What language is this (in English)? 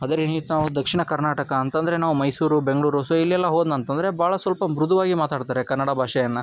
Kannada